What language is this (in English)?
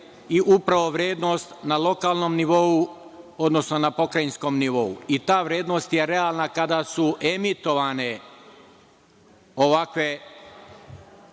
Serbian